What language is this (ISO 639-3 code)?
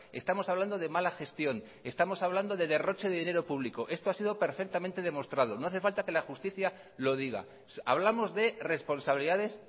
spa